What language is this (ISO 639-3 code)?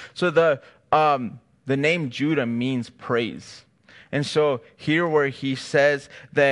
eng